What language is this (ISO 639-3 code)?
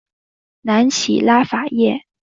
zho